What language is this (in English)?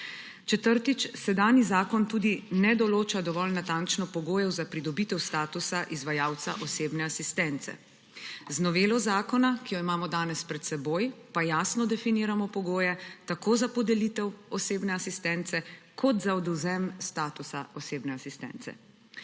Slovenian